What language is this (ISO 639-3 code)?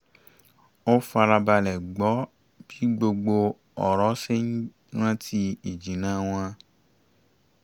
yor